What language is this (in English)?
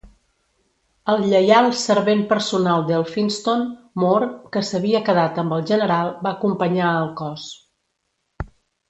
Catalan